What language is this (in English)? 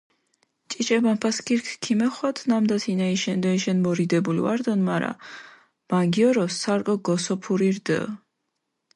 Mingrelian